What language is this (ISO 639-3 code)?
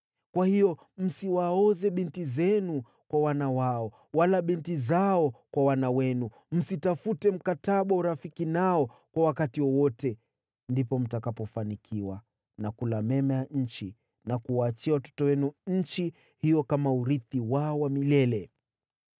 swa